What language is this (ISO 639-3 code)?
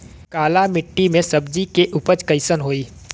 bho